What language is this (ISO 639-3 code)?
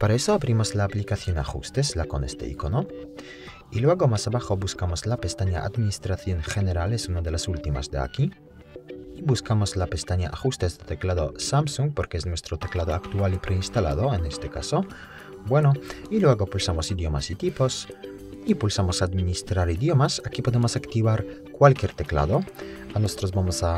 spa